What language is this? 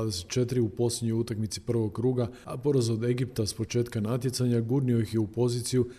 Croatian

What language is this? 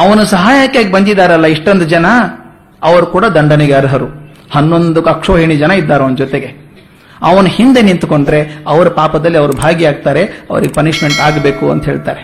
Kannada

